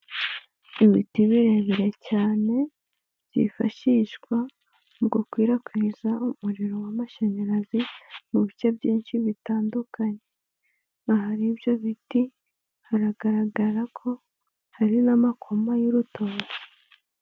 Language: Kinyarwanda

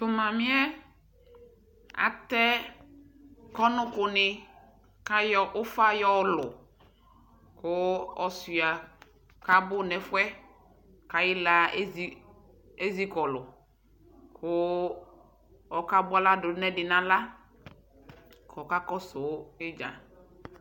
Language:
Ikposo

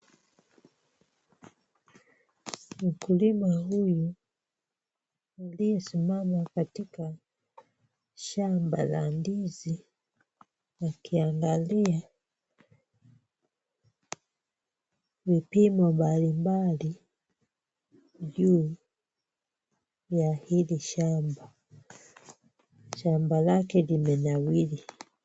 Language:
Swahili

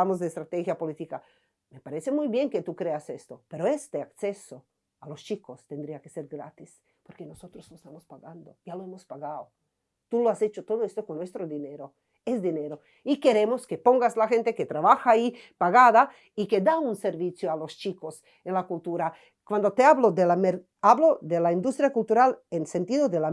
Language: Spanish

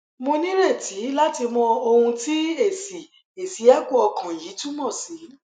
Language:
Yoruba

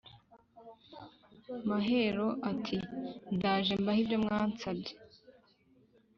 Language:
Kinyarwanda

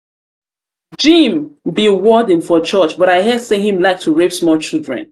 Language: Nigerian Pidgin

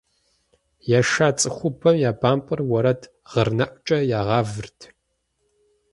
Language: Kabardian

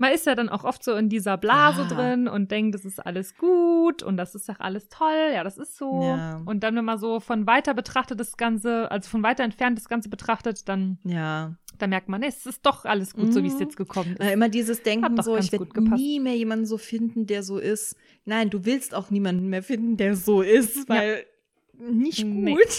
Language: German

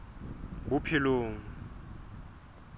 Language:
Southern Sotho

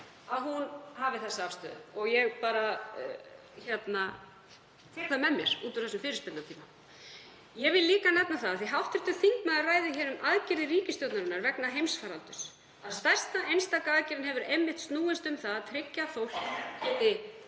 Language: Icelandic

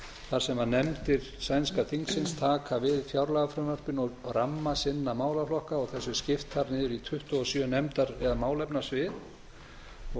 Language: Icelandic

